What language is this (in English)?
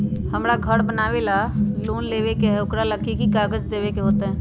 Magahi